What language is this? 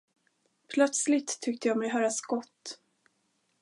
Swedish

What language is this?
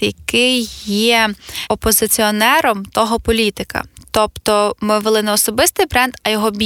Ukrainian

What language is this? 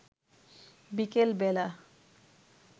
Bangla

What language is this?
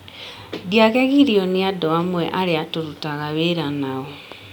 Kikuyu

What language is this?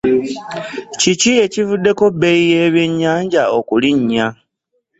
Ganda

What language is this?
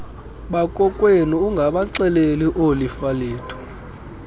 Xhosa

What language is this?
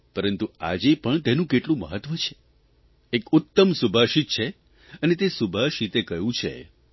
Gujarati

